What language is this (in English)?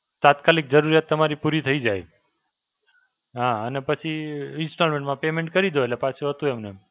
Gujarati